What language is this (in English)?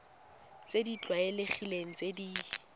Tswana